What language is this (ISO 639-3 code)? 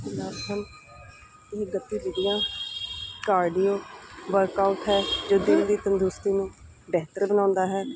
pan